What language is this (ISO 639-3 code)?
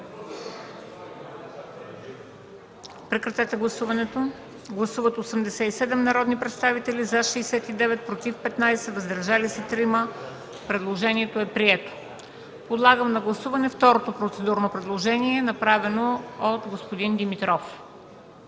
bul